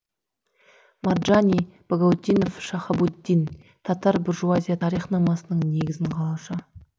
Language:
Kazakh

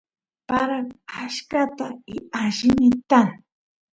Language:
Santiago del Estero Quichua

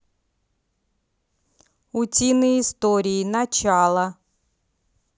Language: Russian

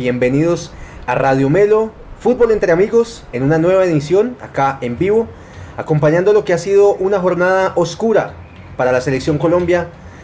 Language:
Spanish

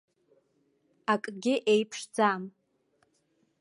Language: Abkhazian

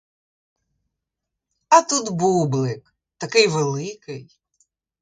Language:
Ukrainian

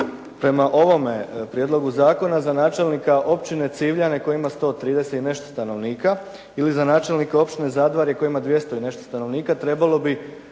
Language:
Croatian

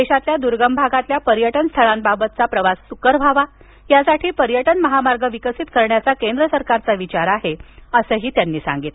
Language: Marathi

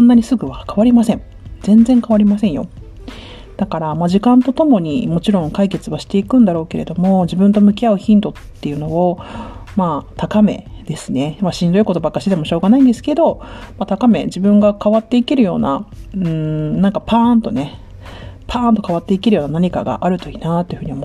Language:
Japanese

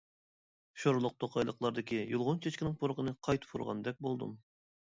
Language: Uyghur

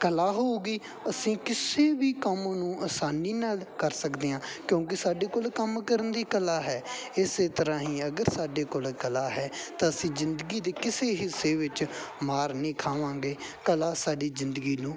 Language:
Punjabi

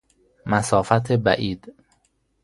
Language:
Persian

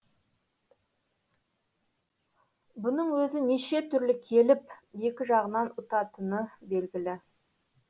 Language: Kazakh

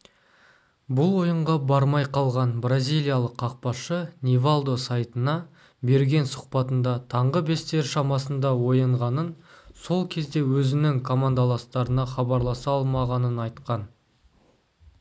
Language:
Kazakh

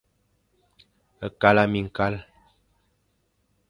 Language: Fang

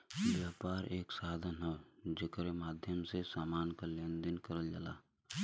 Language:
Bhojpuri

